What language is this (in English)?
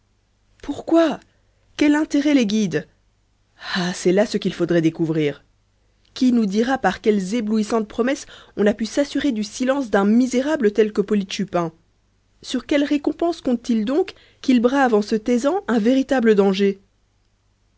French